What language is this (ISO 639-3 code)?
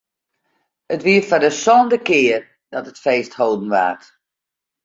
fry